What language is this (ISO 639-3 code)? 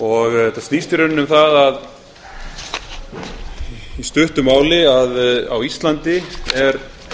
isl